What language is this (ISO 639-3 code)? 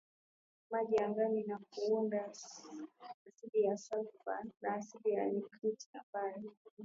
swa